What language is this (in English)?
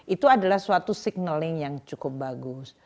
Indonesian